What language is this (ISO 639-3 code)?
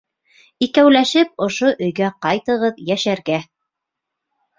bak